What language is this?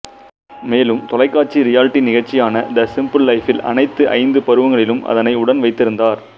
Tamil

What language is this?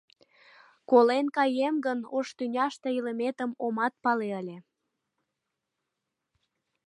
Mari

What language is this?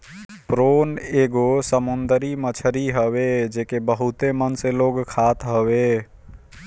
Bhojpuri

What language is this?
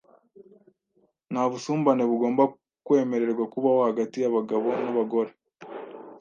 Kinyarwanda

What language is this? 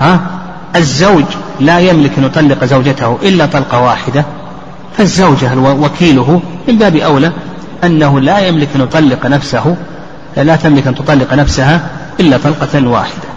Arabic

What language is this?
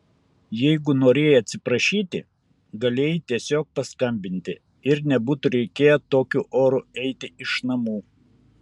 Lithuanian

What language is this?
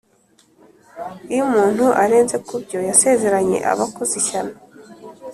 Kinyarwanda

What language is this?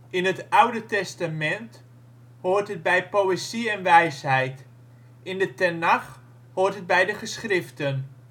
Dutch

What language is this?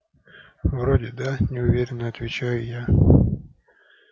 Russian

